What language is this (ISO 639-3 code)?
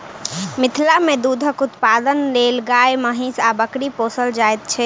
mai